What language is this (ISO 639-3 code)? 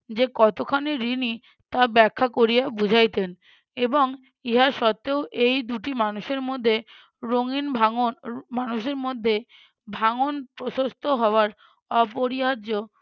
ben